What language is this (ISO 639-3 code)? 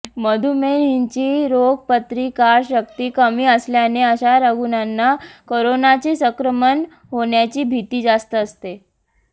mar